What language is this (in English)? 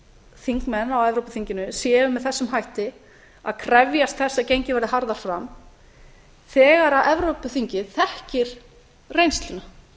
Icelandic